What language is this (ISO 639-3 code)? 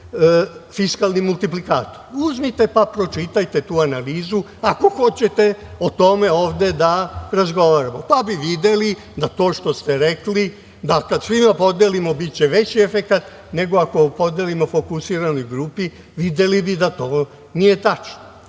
srp